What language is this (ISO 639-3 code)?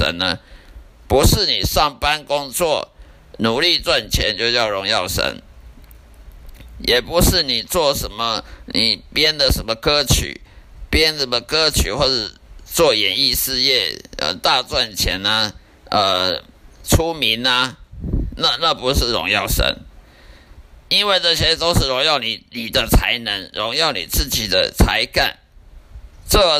zho